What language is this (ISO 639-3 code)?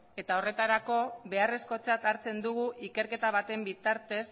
eus